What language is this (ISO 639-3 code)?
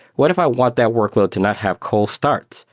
eng